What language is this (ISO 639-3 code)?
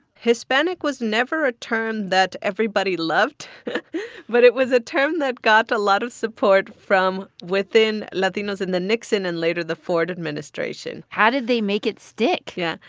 eng